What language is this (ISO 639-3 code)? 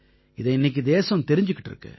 tam